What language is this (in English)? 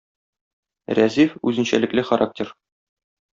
Tatar